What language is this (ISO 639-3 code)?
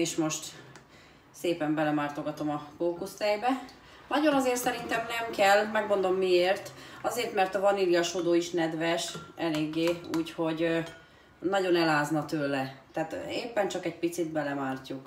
hun